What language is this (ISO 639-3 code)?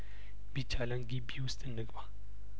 amh